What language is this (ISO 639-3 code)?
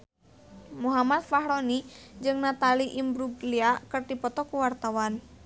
sun